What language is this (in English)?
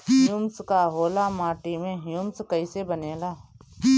Bhojpuri